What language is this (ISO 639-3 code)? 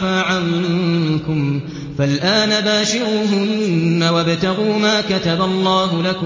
ara